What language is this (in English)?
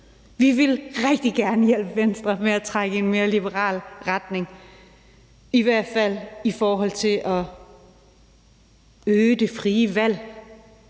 Danish